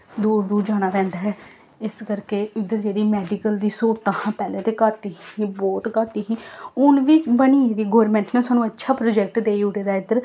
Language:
Dogri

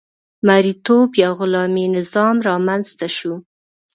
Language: Pashto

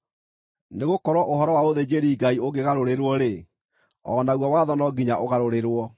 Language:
Kikuyu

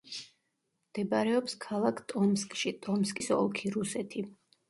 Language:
Georgian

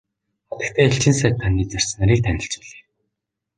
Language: Mongolian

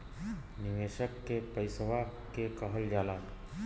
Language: Bhojpuri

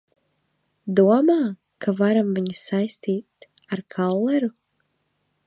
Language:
Latvian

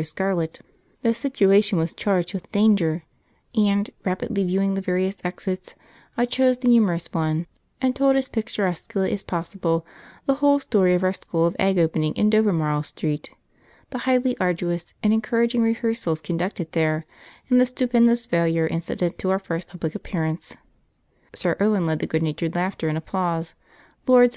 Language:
English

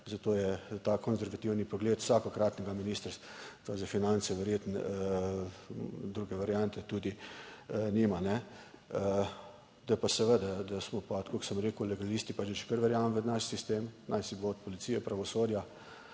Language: Slovenian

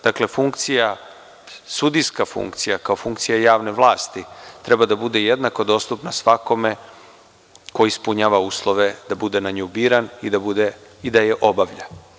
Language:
Serbian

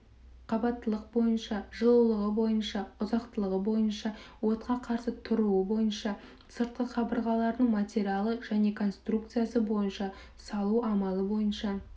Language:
Kazakh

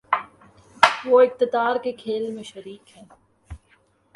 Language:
Urdu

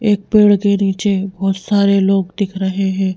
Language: Hindi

